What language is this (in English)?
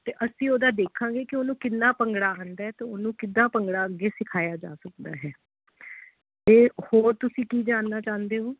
Punjabi